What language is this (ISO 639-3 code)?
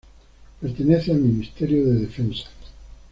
spa